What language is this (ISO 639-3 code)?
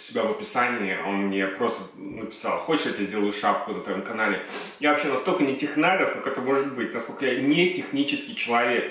rus